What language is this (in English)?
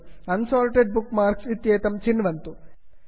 Sanskrit